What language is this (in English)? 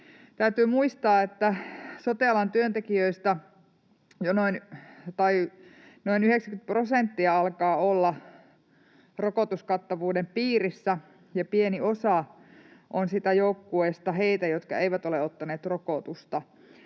Finnish